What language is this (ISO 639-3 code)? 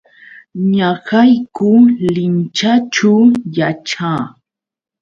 qux